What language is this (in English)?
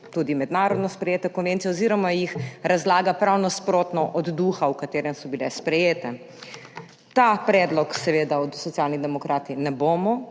Slovenian